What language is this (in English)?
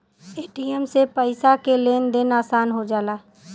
Bhojpuri